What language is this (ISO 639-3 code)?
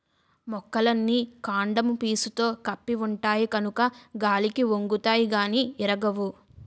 tel